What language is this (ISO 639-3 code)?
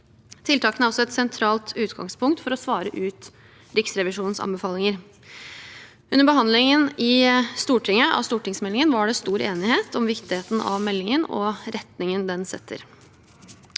nor